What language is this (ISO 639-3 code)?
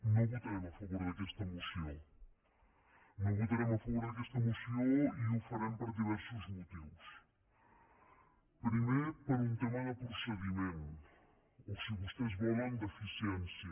cat